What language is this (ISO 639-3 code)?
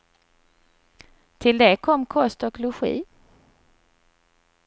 swe